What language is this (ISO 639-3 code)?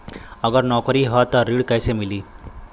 bho